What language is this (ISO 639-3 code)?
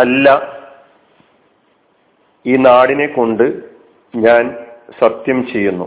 mal